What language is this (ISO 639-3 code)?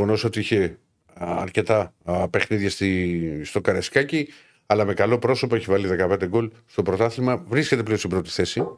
ell